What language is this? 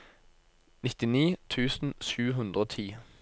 Norwegian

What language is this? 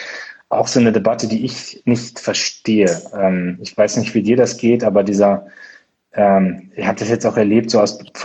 German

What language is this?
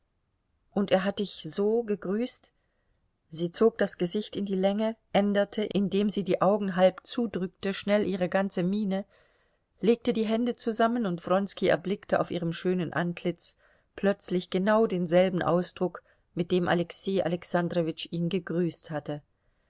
German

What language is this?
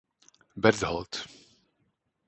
Czech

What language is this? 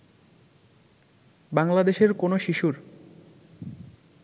Bangla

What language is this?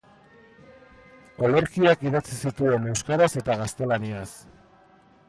Basque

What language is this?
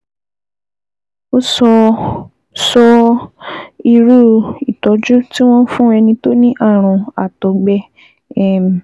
Yoruba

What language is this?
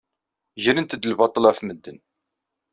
Kabyle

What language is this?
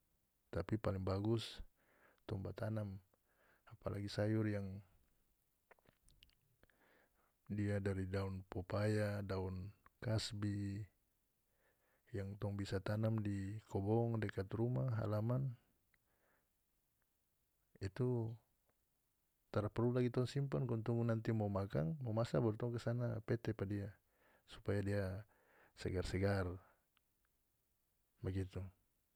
North Moluccan Malay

